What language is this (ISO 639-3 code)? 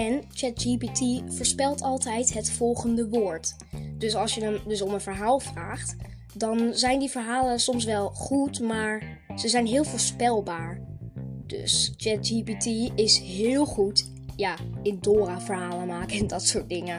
nld